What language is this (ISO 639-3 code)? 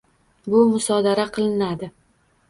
uzb